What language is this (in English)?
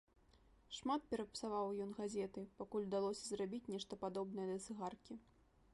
Belarusian